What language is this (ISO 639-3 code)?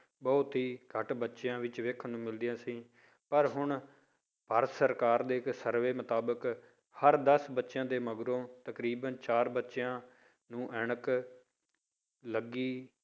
pan